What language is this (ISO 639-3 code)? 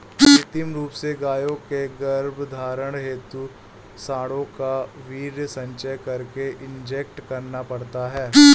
hin